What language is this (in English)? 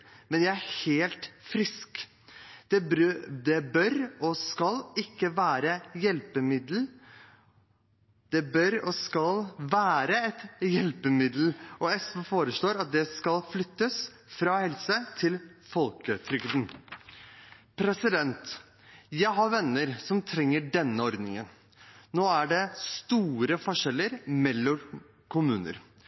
Norwegian Bokmål